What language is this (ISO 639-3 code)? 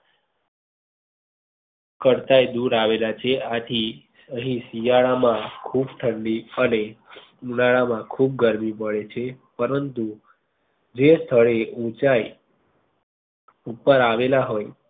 guj